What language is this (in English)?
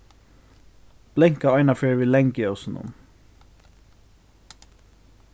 Faroese